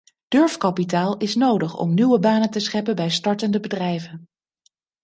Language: Dutch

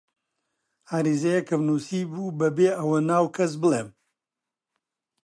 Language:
Central Kurdish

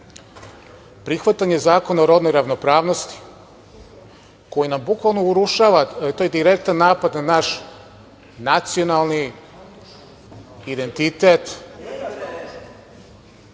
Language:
Serbian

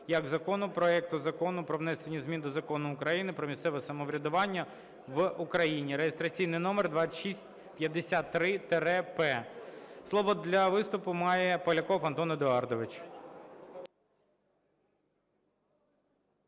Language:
Ukrainian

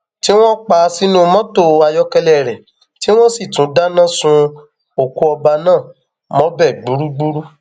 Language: Yoruba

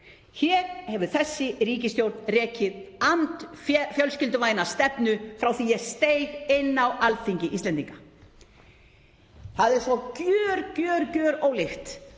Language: Icelandic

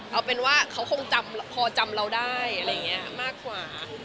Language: Thai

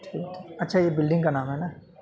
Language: Urdu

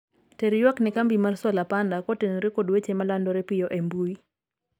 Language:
Luo (Kenya and Tanzania)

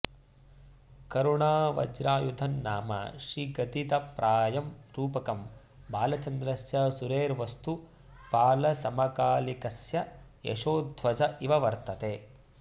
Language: Sanskrit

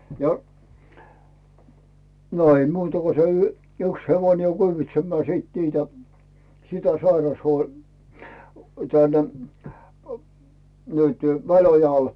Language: Finnish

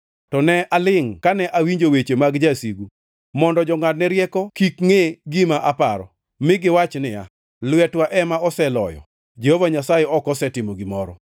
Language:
Luo (Kenya and Tanzania)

